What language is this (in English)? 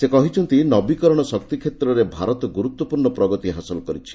Odia